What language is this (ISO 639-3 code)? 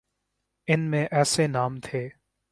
urd